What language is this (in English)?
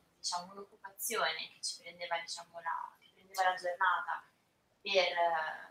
Italian